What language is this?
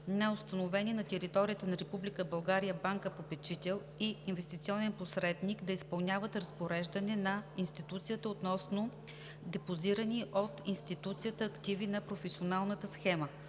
Bulgarian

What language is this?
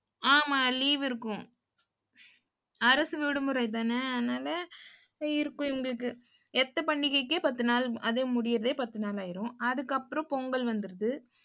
Tamil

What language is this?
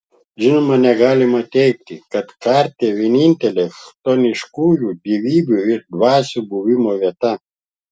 Lithuanian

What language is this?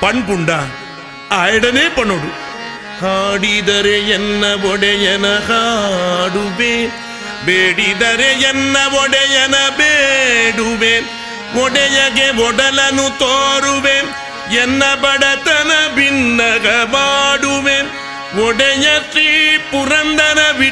Kannada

